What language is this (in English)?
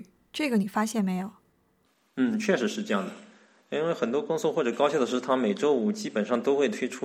Chinese